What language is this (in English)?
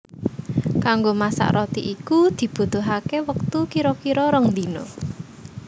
Javanese